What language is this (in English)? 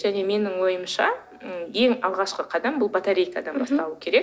Kazakh